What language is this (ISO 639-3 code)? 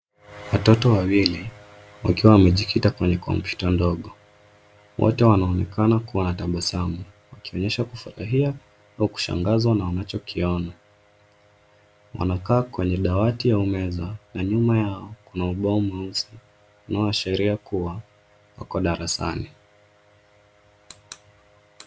swa